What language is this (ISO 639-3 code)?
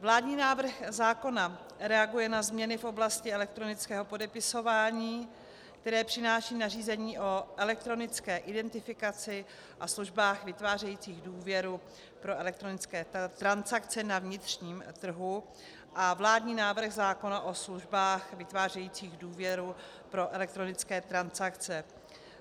ces